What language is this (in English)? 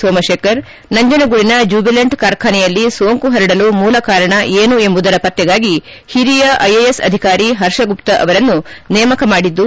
Kannada